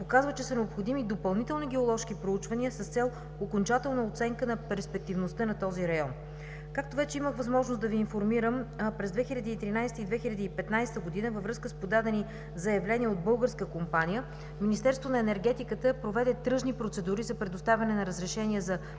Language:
Bulgarian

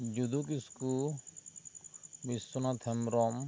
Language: Santali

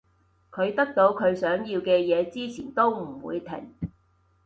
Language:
Cantonese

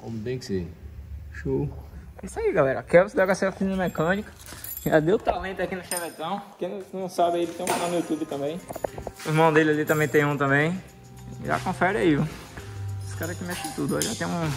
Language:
Portuguese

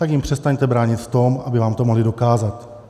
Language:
Czech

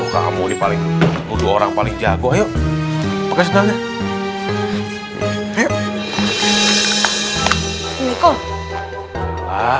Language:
Indonesian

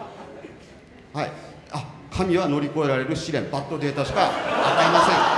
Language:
Japanese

